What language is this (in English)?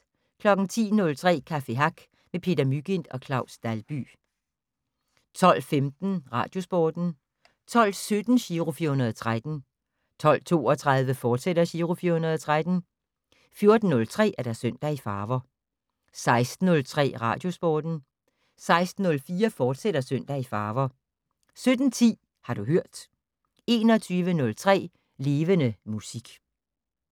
Danish